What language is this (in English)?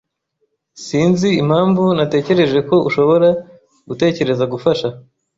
Kinyarwanda